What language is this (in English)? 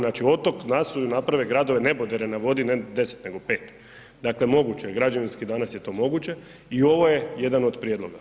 Croatian